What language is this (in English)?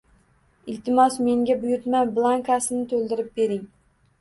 Uzbek